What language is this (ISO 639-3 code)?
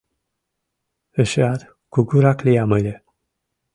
chm